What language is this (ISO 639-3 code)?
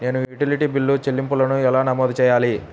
tel